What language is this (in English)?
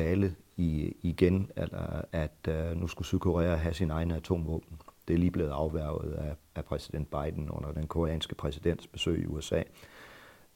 Danish